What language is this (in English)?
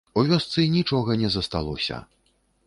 Belarusian